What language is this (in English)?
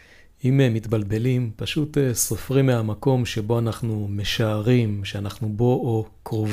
Hebrew